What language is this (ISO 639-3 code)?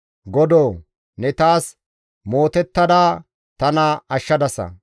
gmv